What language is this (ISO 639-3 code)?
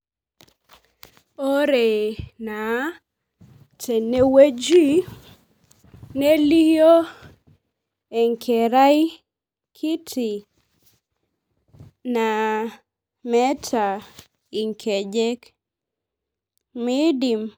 mas